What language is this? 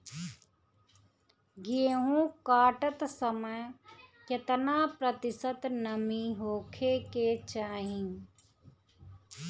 Bhojpuri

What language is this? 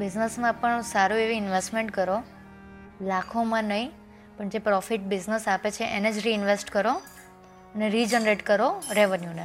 Gujarati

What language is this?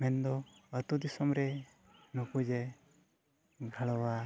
Santali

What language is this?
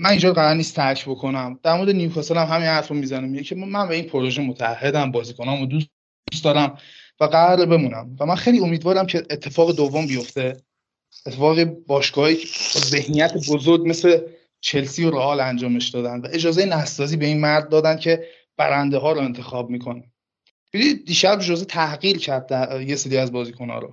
Persian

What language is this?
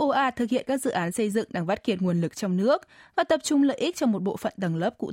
Vietnamese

